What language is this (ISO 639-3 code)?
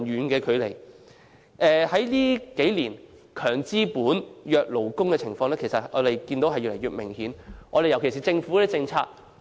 yue